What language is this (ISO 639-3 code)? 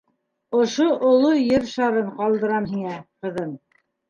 bak